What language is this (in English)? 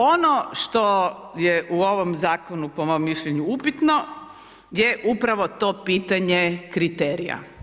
Croatian